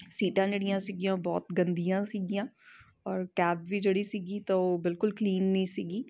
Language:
Punjabi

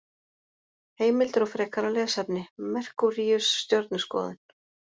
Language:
Icelandic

